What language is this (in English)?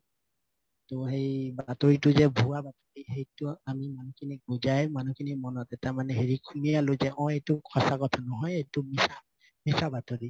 Assamese